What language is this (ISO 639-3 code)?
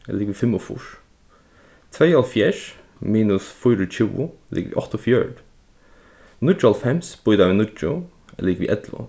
fao